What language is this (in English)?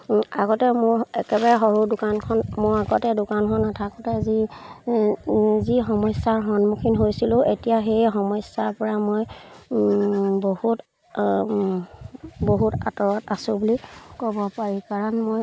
Assamese